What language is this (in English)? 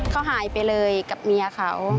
Thai